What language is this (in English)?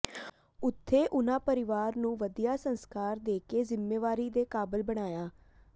Punjabi